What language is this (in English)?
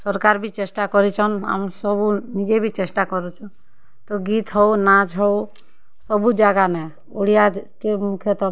Odia